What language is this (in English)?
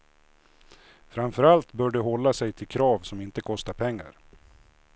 Swedish